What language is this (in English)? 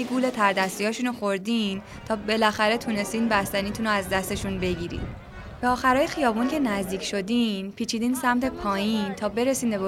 Persian